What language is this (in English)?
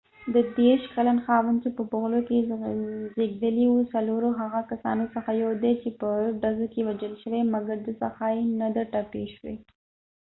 Pashto